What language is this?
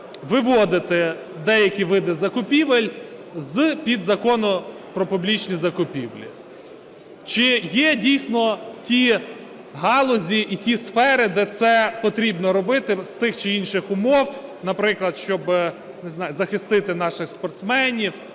Ukrainian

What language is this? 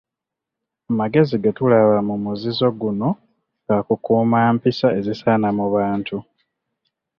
Ganda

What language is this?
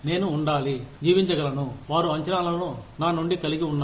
Telugu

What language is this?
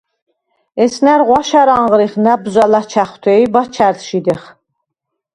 Svan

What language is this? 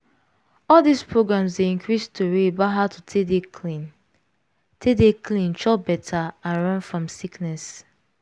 Nigerian Pidgin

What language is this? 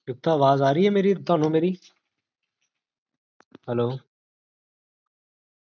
Punjabi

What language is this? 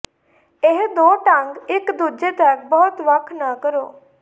Punjabi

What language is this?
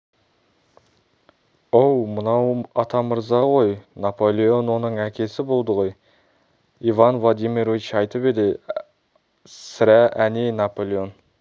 Kazakh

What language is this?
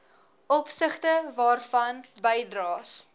Afrikaans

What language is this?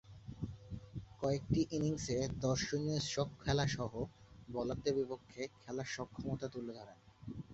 Bangla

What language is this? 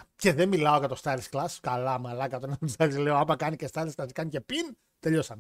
Greek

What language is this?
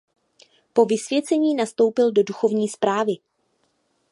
Czech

